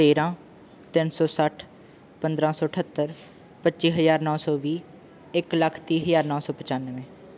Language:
Punjabi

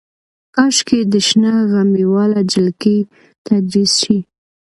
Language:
Pashto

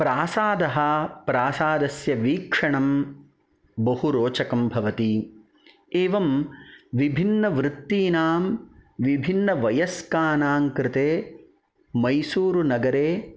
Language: Sanskrit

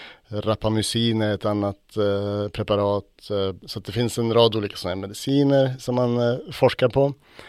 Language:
Swedish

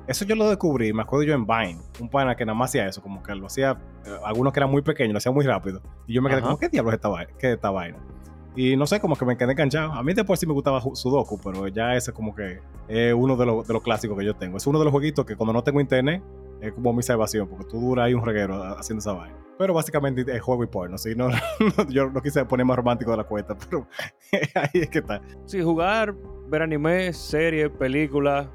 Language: Spanish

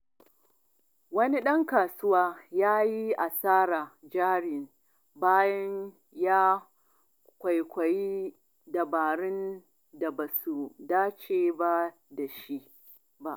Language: Hausa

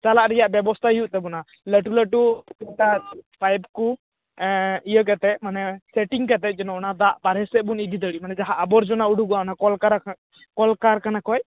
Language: Santali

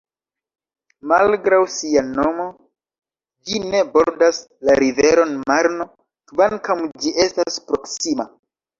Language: Esperanto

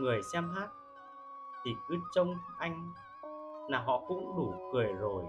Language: Vietnamese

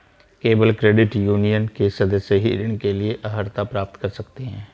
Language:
Hindi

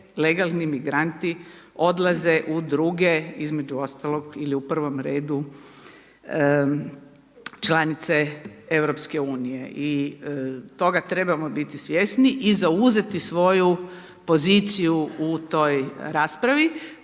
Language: Croatian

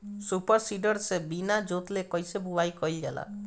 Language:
Bhojpuri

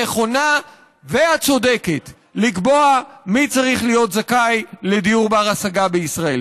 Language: Hebrew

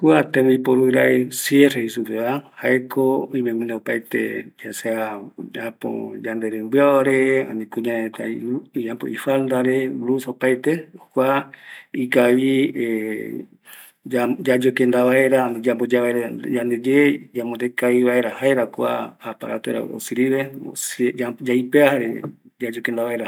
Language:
Eastern Bolivian Guaraní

